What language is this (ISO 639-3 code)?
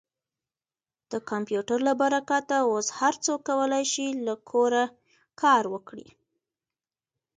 pus